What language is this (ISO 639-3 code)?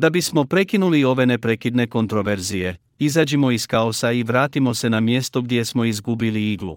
hrv